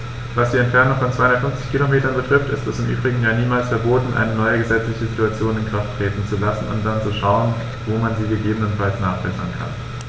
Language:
German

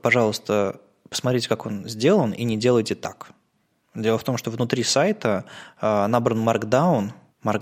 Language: Russian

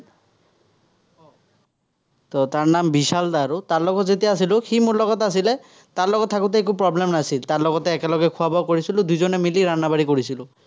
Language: Assamese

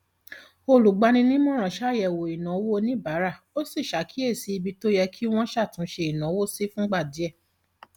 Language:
Yoruba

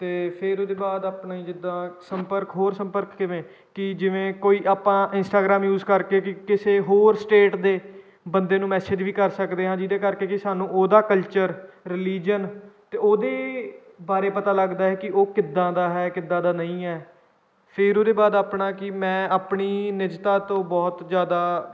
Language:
Punjabi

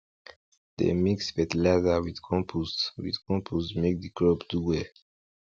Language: Nigerian Pidgin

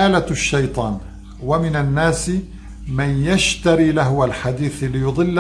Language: Arabic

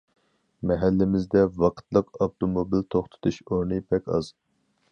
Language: Uyghur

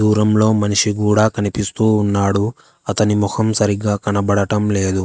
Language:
Telugu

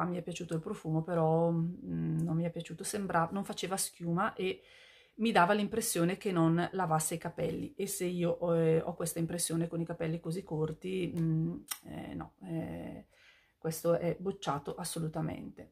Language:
Italian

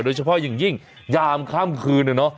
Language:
Thai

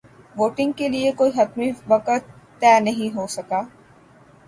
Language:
Urdu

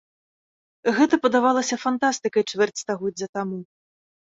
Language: Belarusian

